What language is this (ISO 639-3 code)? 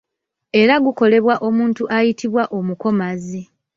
lug